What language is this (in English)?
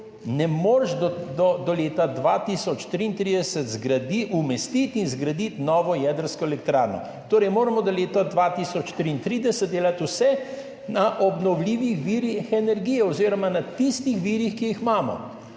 Slovenian